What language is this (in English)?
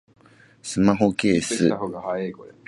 Japanese